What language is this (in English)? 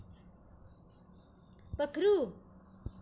Dogri